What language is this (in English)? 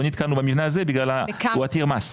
Hebrew